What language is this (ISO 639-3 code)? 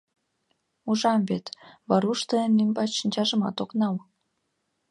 chm